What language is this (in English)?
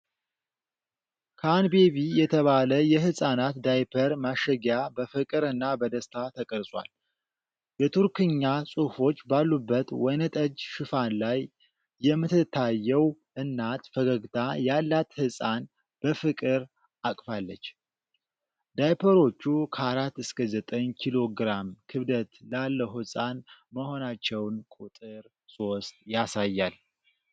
Amharic